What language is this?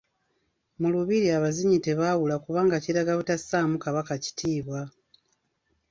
Ganda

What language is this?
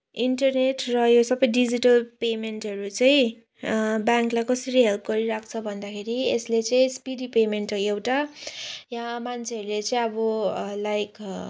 Nepali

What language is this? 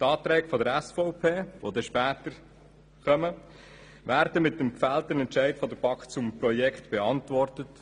Swiss German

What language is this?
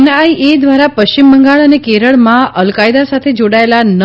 Gujarati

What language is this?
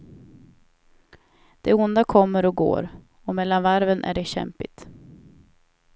Swedish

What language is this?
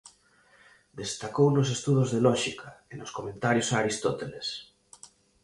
Galician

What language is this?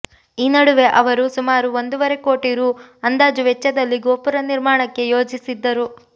Kannada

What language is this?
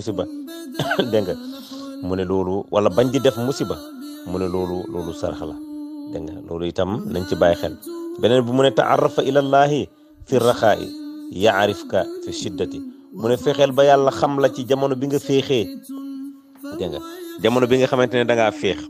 Dutch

